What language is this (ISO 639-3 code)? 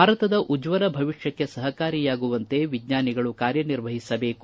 kan